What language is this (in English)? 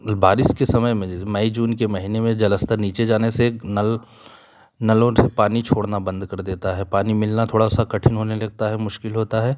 Hindi